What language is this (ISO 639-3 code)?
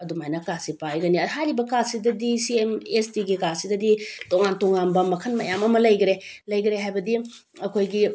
mni